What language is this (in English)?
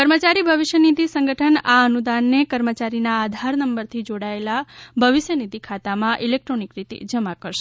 Gujarati